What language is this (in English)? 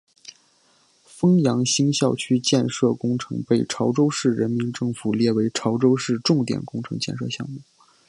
Chinese